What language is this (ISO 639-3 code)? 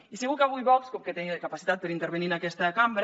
cat